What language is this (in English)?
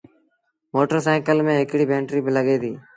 Sindhi Bhil